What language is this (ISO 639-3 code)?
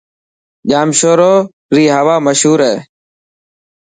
mki